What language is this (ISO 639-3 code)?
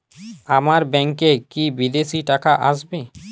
ben